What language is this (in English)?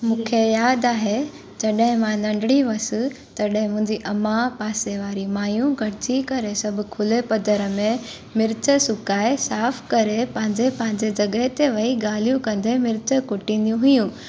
Sindhi